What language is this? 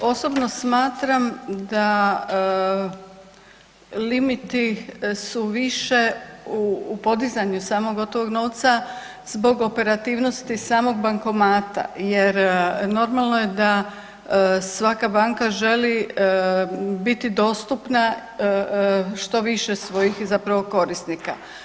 Croatian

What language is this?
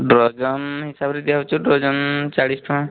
Odia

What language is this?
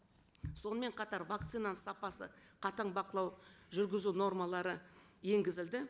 Kazakh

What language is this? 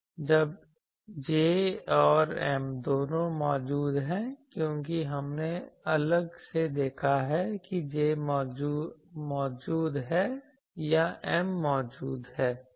Hindi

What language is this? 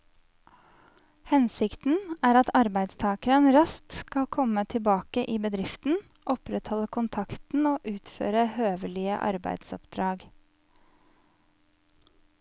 Norwegian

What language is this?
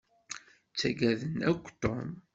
Kabyle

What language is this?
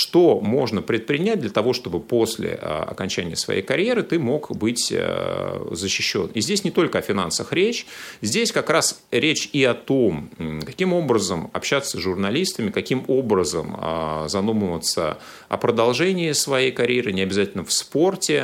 Russian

